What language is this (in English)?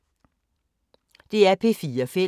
Danish